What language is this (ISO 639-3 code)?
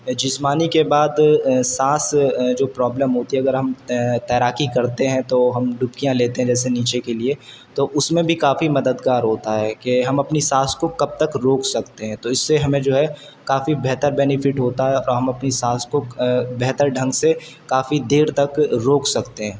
urd